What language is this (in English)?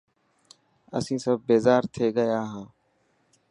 Dhatki